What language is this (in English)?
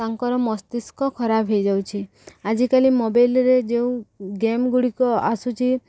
Odia